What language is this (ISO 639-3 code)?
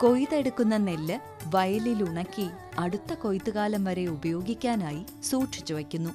mal